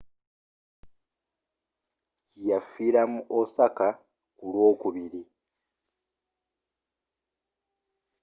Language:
Ganda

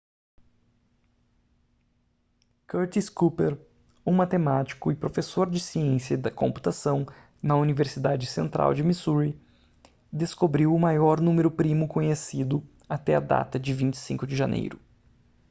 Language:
Portuguese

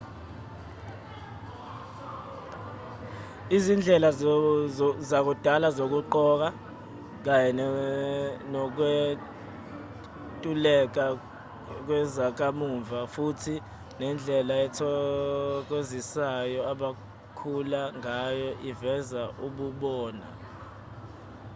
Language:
Zulu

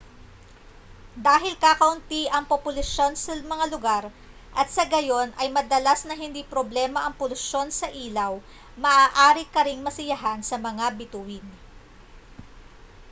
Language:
Filipino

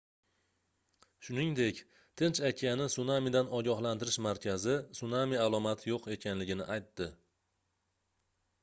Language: Uzbek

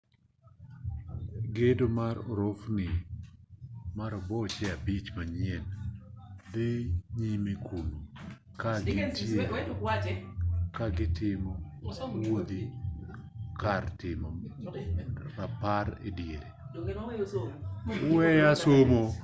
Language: Luo (Kenya and Tanzania)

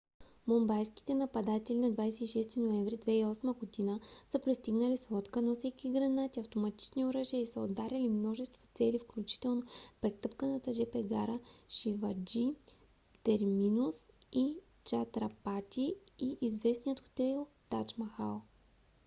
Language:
Bulgarian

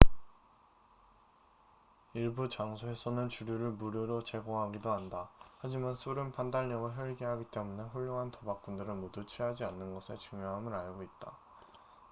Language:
Korean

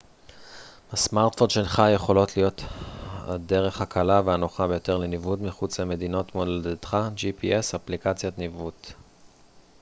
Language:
Hebrew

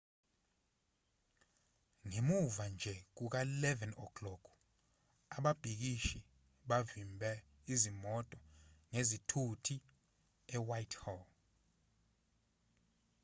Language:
Zulu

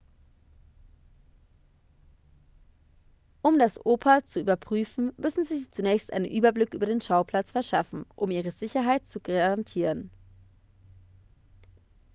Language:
German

